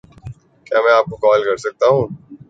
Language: Urdu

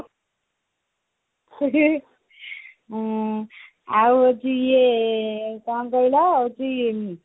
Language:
Odia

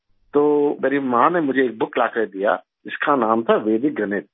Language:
Urdu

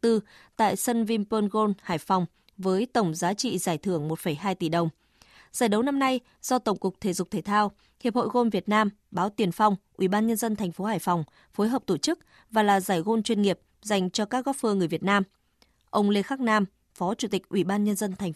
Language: Vietnamese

